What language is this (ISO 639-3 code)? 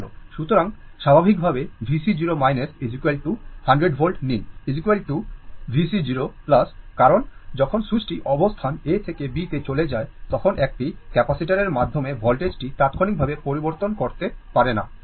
ben